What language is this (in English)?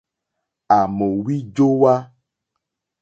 Mokpwe